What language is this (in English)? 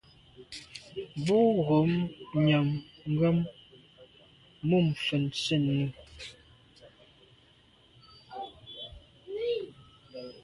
Medumba